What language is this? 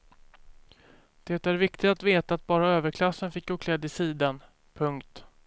Swedish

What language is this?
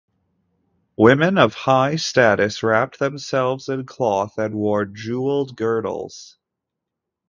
English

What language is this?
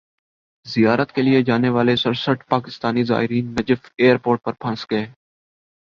Urdu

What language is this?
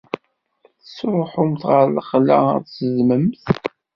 Kabyle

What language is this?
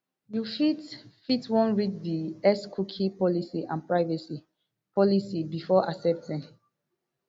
Nigerian Pidgin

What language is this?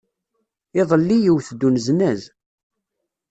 Kabyle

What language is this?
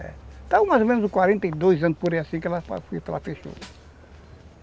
Portuguese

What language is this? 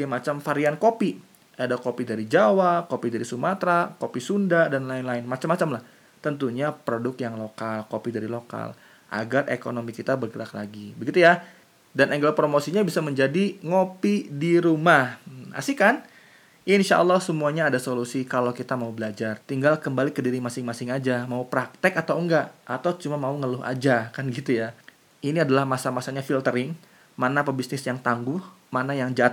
Indonesian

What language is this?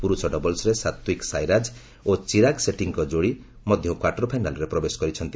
Odia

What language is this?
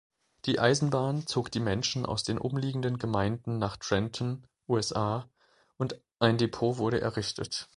German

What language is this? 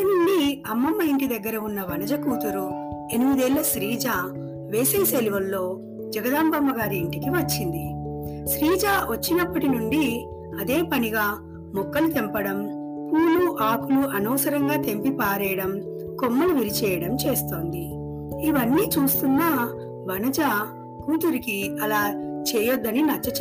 Telugu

